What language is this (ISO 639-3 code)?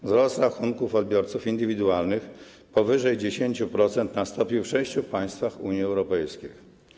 pol